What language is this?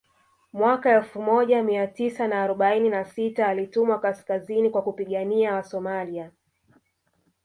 Swahili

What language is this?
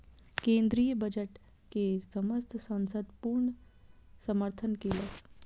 Maithili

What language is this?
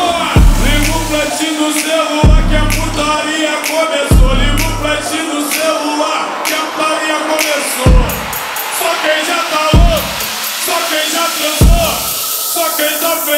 Romanian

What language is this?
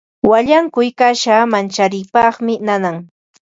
Ambo-Pasco Quechua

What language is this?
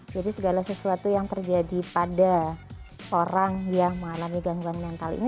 Indonesian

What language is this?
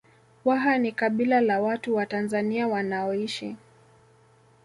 Swahili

